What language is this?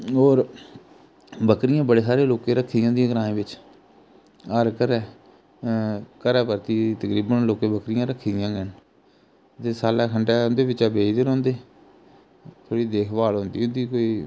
Dogri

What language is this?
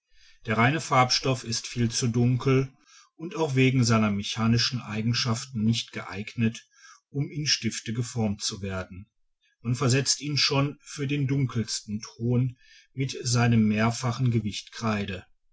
German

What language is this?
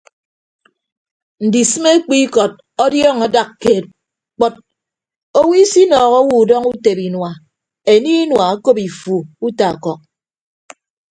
Ibibio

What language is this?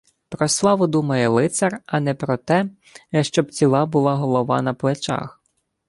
Ukrainian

